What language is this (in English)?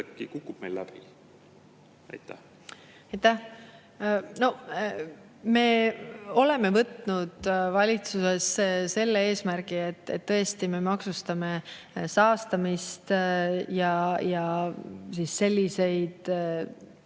Estonian